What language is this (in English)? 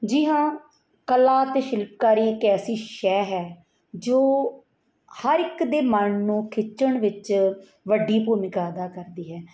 Punjabi